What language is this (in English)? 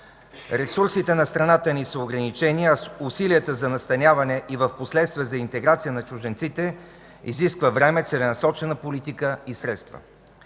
Bulgarian